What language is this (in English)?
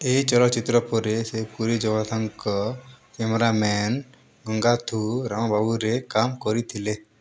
Odia